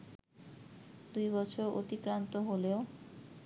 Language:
Bangla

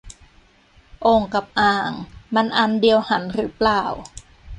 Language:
Thai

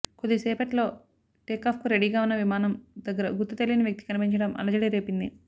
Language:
Telugu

